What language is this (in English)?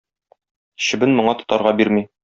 Tatar